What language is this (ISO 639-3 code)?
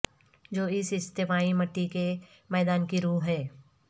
urd